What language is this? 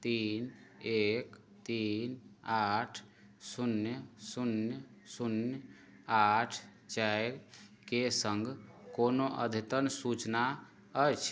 Maithili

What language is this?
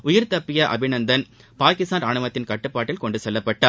Tamil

